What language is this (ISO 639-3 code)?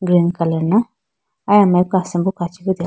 clk